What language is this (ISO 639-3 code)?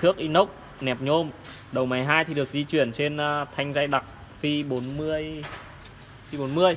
vie